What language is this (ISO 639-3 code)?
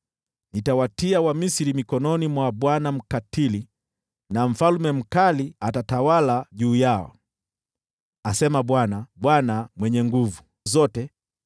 swa